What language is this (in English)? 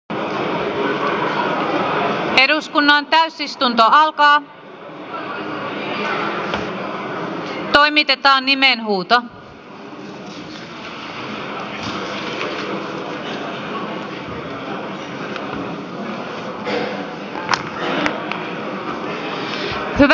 Finnish